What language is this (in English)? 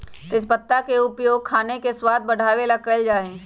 Magahi